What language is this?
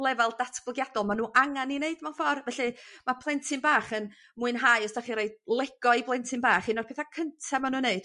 Welsh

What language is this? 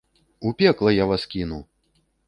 Belarusian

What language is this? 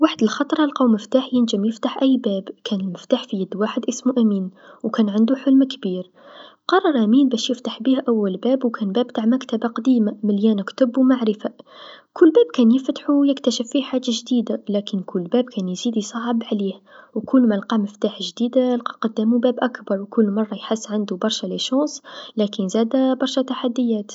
Tunisian Arabic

